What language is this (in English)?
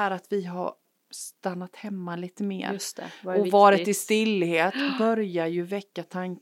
Swedish